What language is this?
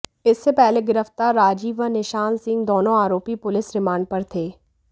Hindi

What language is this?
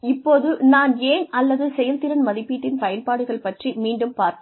Tamil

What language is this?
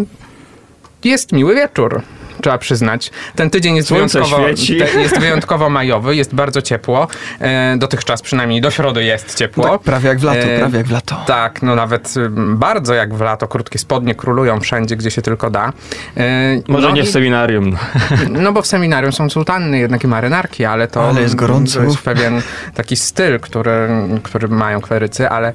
Polish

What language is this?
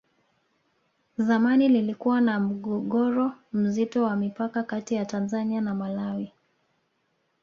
Swahili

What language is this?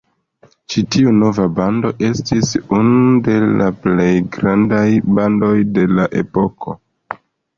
Esperanto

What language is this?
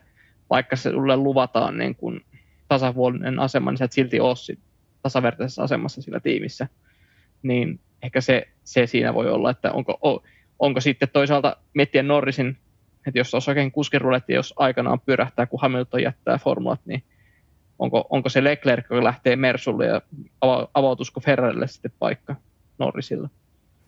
Finnish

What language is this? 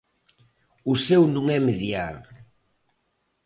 Galician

